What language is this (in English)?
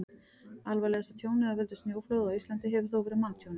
Icelandic